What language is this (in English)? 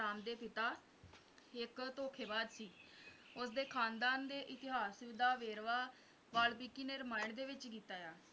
Punjabi